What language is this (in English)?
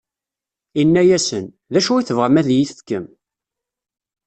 Kabyle